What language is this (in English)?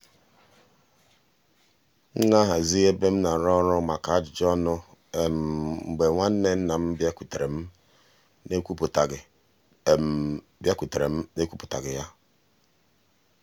Igbo